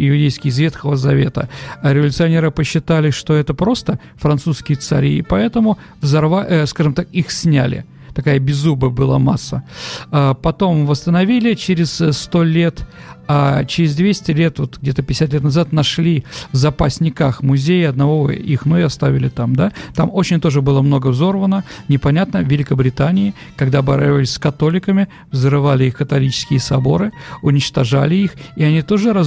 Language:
Russian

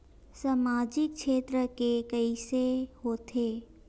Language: Chhattisgarhi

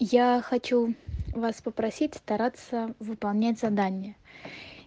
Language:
Russian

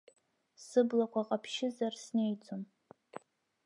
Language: Abkhazian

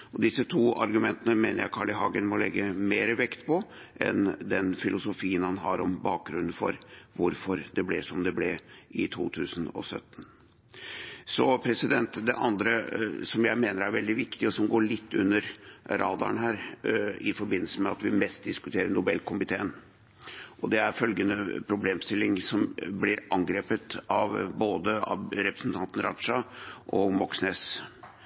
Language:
Norwegian Bokmål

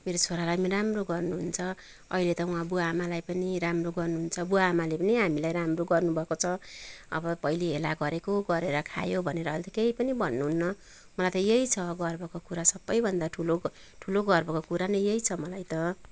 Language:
Nepali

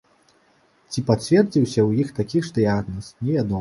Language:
Belarusian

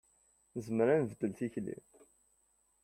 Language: Kabyle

